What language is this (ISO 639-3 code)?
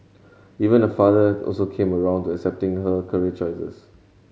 eng